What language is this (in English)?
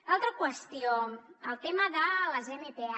Catalan